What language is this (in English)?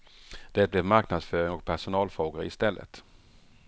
Swedish